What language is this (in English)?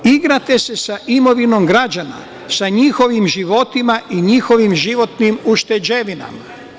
Serbian